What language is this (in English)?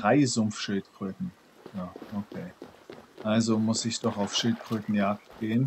German